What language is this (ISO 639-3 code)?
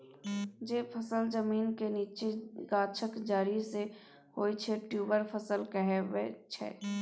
mai